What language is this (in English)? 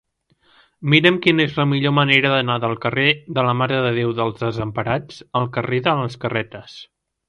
Catalan